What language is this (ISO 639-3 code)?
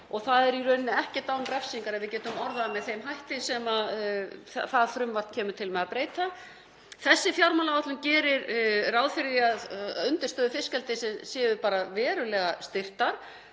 isl